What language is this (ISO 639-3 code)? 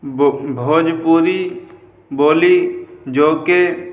urd